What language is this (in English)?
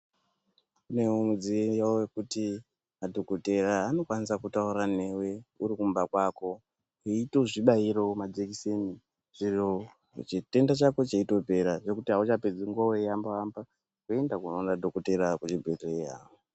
Ndau